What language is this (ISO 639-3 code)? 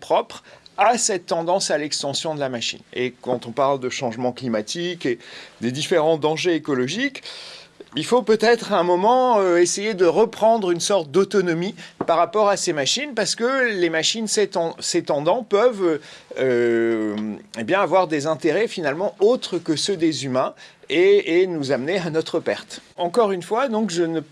fra